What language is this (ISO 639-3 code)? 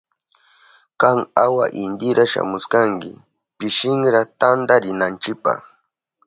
qup